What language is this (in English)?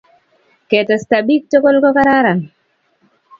Kalenjin